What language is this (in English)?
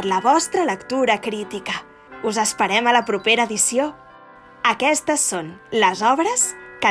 Catalan